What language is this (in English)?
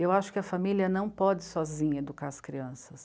Portuguese